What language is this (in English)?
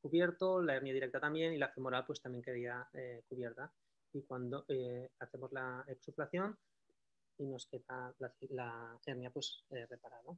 Spanish